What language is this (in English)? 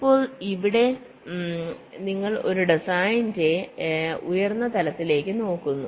Malayalam